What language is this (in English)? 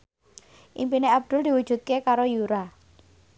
Javanese